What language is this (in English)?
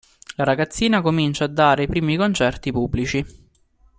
Italian